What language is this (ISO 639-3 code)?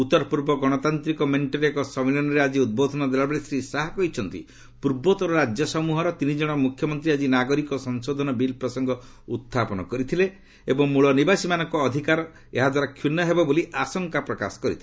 ori